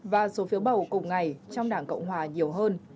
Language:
Vietnamese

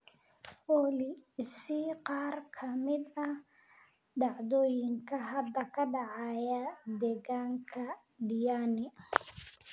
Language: Somali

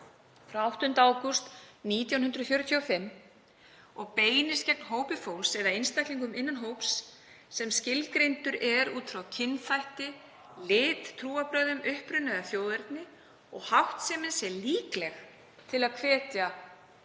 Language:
Icelandic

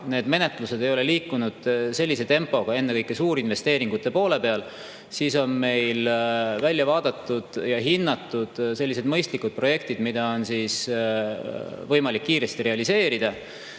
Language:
Estonian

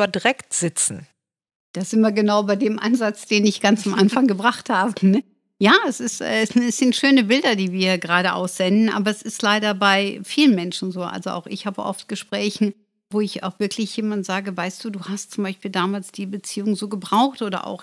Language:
German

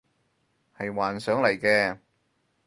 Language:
Cantonese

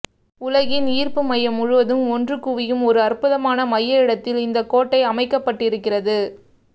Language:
Tamil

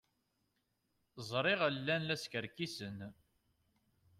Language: Kabyle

